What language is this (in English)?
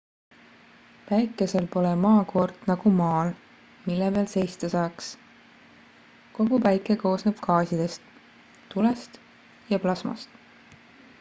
Estonian